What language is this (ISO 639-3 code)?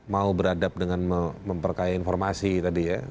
ind